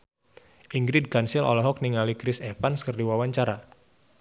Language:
Sundanese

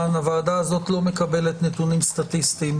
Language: Hebrew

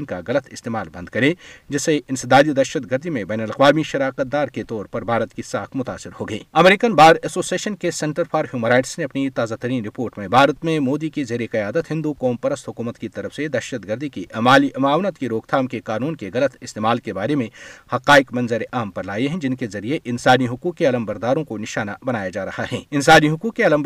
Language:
Urdu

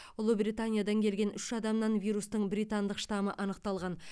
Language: Kazakh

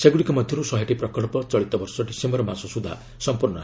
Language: Odia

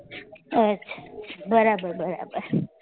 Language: Gujarati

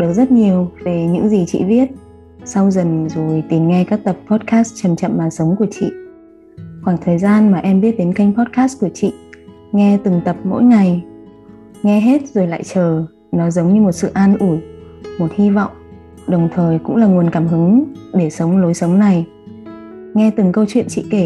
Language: Vietnamese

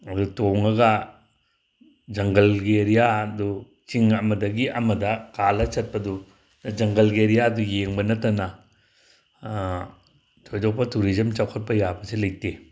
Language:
Manipuri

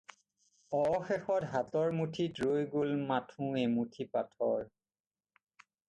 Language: Assamese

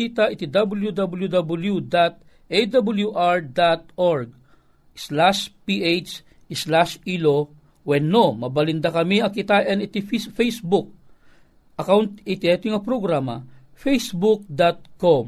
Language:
Filipino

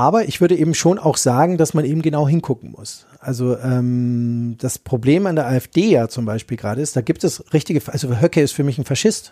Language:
German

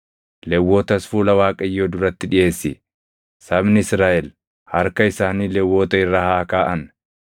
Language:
Oromo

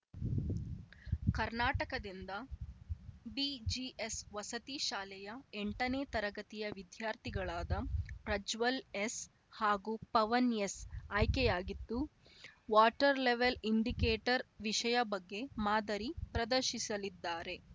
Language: Kannada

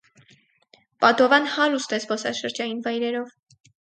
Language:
Armenian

